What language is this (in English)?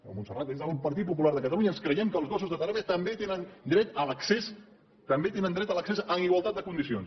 Catalan